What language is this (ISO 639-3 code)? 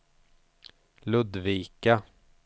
swe